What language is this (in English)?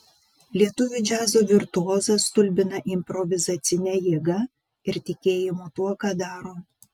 Lithuanian